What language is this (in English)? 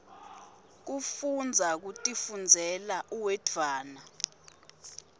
Swati